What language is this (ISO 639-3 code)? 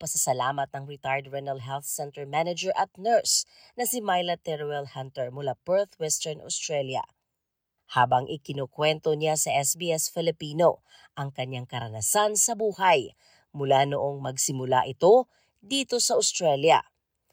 fil